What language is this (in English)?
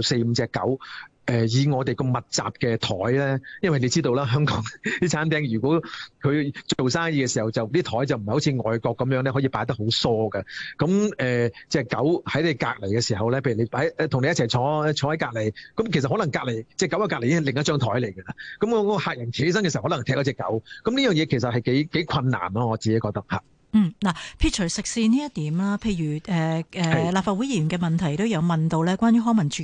Chinese